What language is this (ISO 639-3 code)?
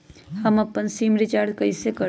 mag